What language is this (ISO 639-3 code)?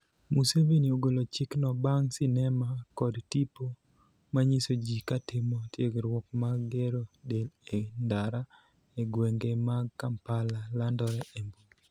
luo